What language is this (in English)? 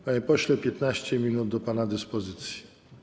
Polish